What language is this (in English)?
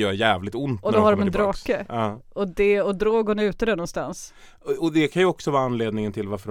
Swedish